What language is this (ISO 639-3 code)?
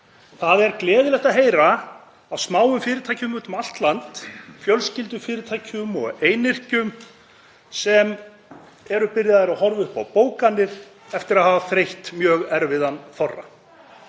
isl